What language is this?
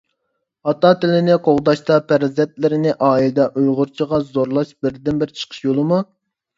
Uyghur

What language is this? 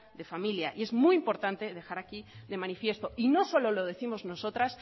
Spanish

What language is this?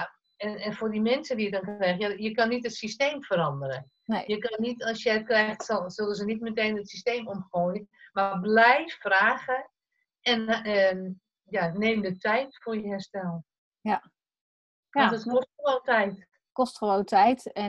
Dutch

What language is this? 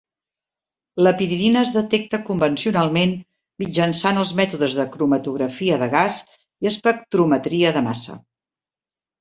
Catalan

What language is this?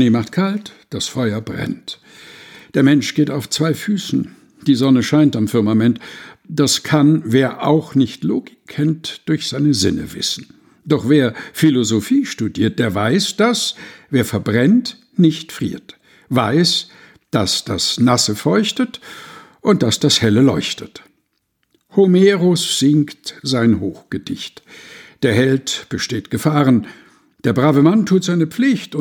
German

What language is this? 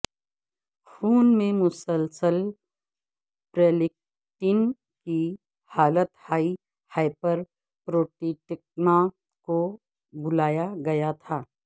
Urdu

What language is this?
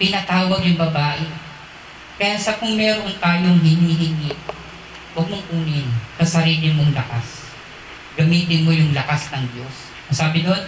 Filipino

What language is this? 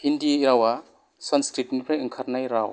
Bodo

